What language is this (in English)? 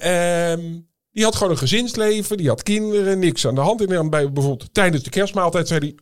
Dutch